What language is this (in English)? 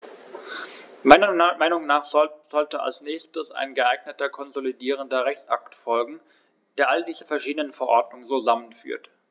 German